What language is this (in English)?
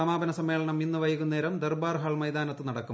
Malayalam